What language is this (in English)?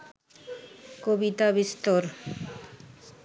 Bangla